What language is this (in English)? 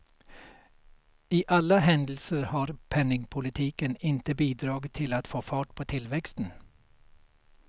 Swedish